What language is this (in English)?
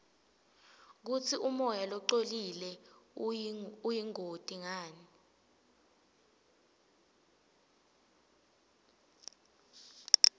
Swati